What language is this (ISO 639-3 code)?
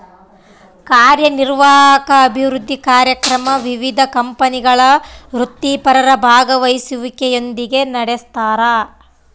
kan